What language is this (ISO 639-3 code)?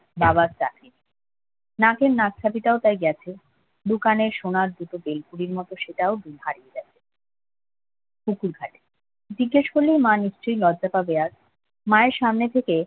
ben